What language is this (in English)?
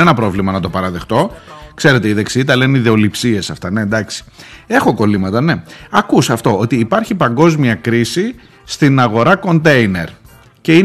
Greek